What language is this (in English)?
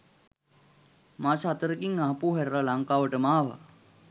Sinhala